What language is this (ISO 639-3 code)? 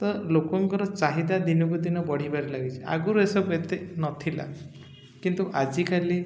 ori